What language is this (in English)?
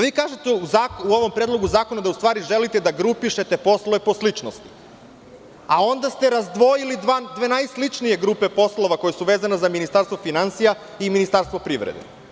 Serbian